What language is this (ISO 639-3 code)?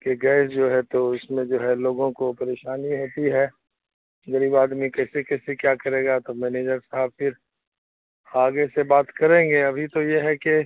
urd